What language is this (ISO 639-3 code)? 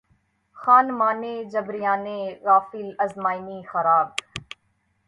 urd